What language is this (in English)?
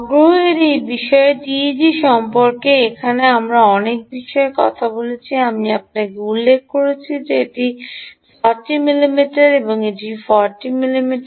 Bangla